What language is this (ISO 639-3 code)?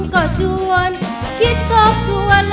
tha